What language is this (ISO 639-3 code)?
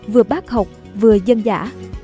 vie